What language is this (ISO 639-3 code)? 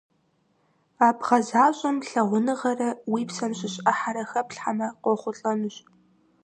kbd